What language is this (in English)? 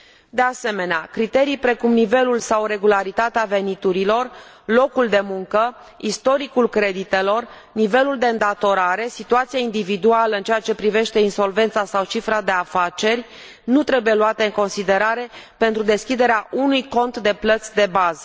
Romanian